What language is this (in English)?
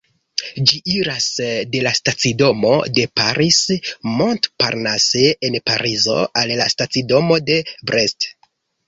Esperanto